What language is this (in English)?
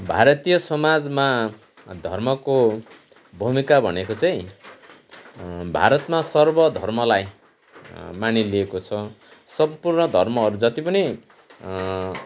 Nepali